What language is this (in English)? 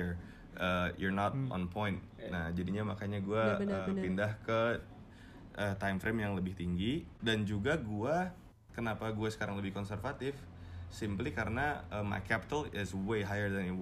Indonesian